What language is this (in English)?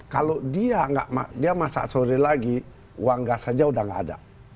Indonesian